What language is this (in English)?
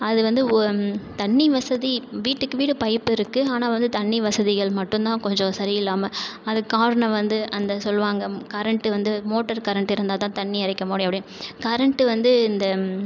Tamil